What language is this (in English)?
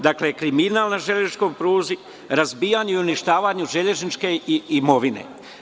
Serbian